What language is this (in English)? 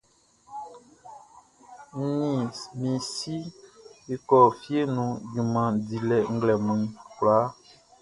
Baoulé